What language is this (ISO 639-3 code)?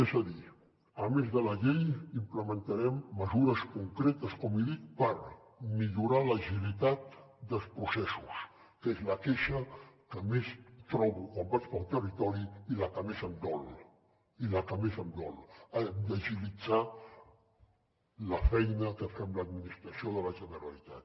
cat